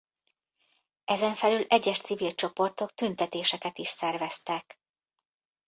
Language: Hungarian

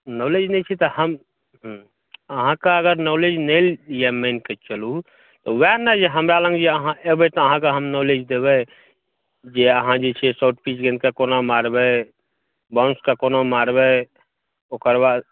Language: Maithili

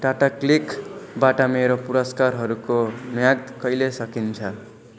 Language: Nepali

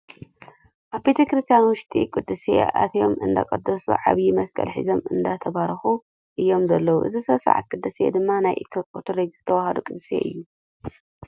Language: Tigrinya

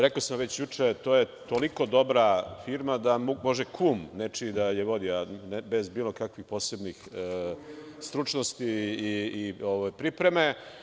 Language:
Serbian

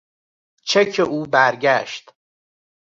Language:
Persian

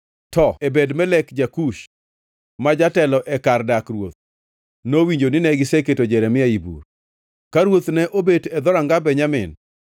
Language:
Luo (Kenya and Tanzania)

